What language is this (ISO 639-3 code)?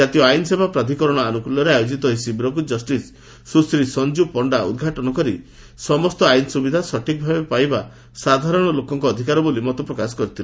ori